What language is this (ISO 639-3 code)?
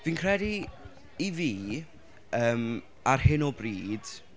cym